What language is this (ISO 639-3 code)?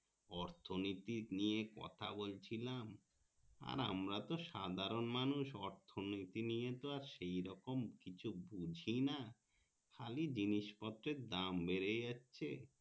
ben